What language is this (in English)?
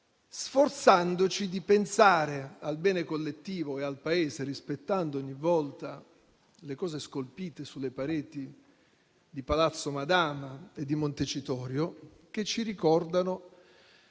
Italian